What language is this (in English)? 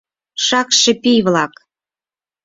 Mari